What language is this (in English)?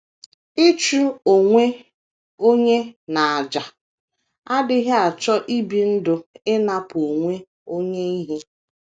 Igbo